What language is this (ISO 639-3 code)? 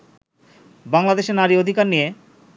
ben